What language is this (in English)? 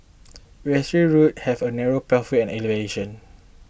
English